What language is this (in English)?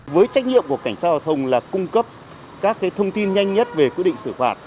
Vietnamese